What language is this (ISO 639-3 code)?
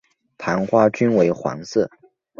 zho